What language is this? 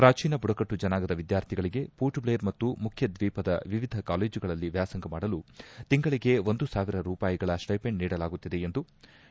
Kannada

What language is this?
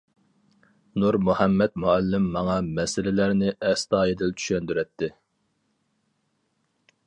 Uyghur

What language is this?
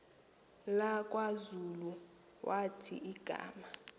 Xhosa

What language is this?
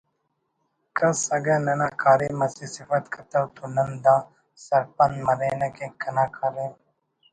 Brahui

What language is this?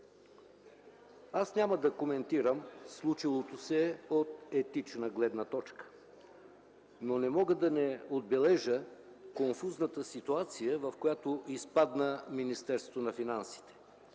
Bulgarian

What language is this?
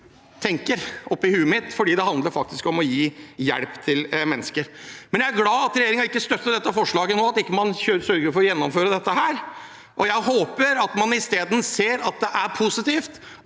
Norwegian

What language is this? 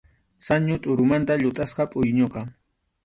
Arequipa-La Unión Quechua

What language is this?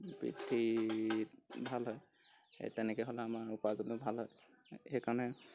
Assamese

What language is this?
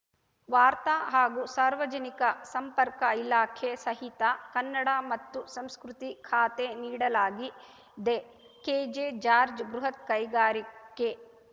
Kannada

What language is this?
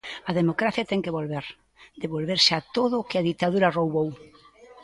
Galician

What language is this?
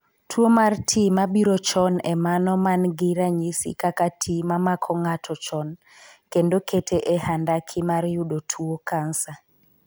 Luo (Kenya and Tanzania)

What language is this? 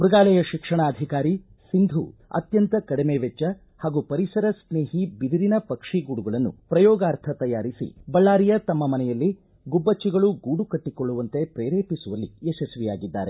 Kannada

